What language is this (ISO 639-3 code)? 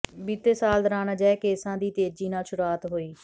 pan